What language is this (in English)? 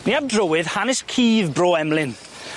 Welsh